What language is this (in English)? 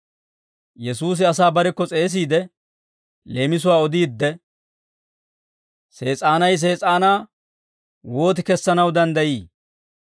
Dawro